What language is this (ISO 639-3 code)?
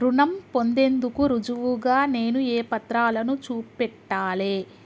tel